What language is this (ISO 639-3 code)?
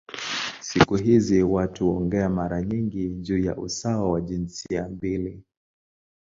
swa